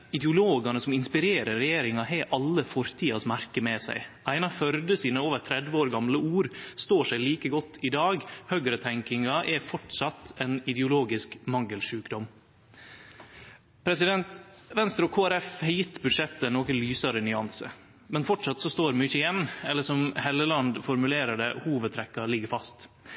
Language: Norwegian Nynorsk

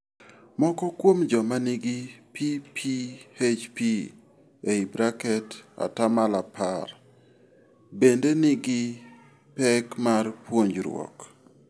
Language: Luo (Kenya and Tanzania)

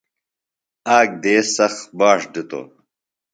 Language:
Phalura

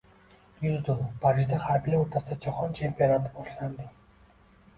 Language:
Uzbek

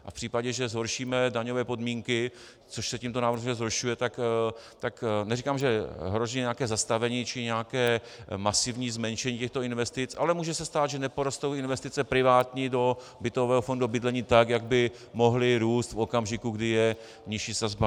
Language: Czech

